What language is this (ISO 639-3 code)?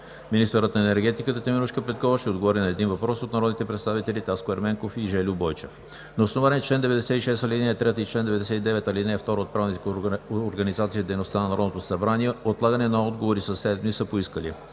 bul